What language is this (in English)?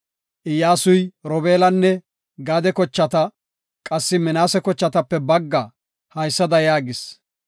Gofa